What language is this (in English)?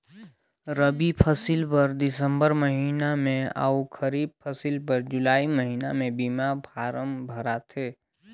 Chhattisgarhi